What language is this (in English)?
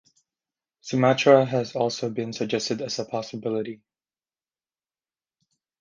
English